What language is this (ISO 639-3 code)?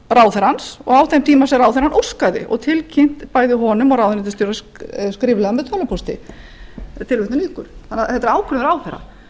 isl